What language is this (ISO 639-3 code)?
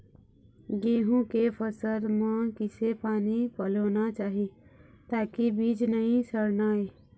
hne